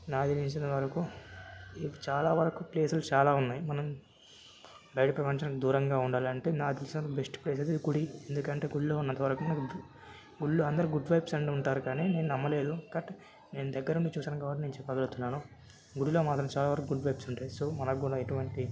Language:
Telugu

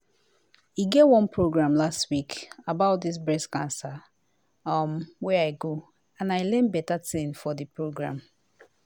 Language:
Nigerian Pidgin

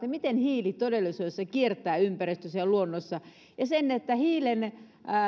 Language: Finnish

